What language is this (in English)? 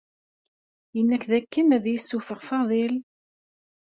Kabyle